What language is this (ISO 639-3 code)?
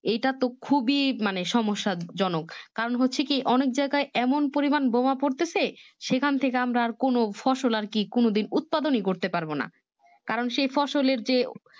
ben